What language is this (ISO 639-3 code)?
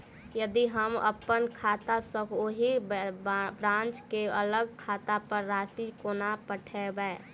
mai